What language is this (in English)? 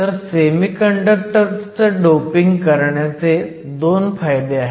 Marathi